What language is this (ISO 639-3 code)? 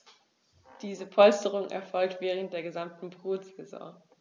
deu